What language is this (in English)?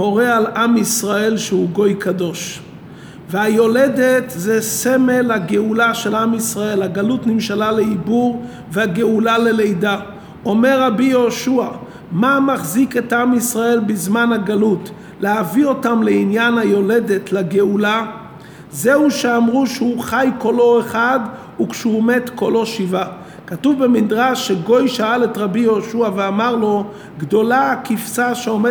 Hebrew